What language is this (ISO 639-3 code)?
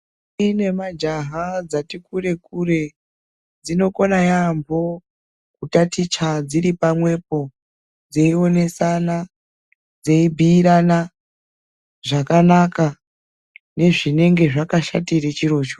ndc